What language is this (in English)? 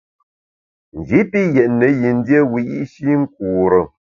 Bamun